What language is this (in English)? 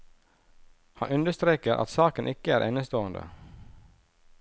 Norwegian